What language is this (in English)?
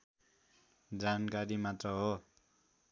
Nepali